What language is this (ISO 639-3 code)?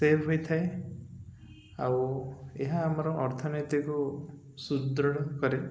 ori